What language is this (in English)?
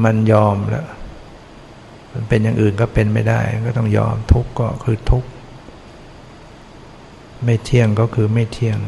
Thai